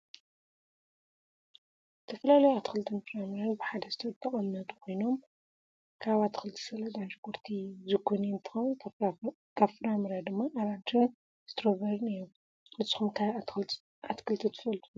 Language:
Tigrinya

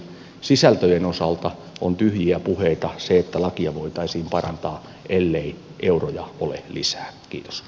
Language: Finnish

